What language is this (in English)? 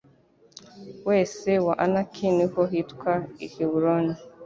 Kinyarwanda